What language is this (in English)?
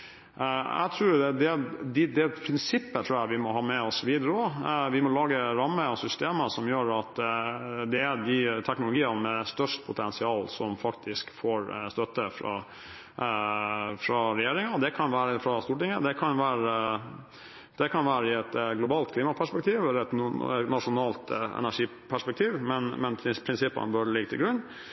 Norwegian Bokmål